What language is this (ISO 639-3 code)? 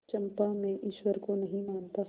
hin